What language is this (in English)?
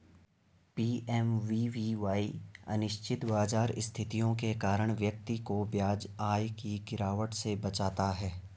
Hindi